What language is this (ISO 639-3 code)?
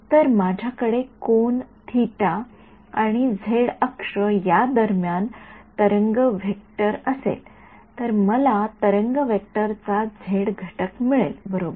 mar